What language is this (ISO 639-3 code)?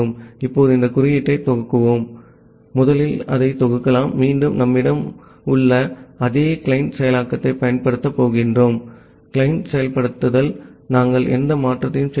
tam